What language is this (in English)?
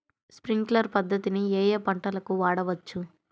Telugu